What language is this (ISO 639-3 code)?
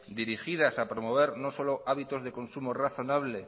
spa